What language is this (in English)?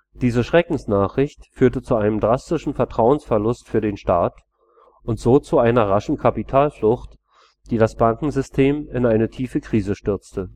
German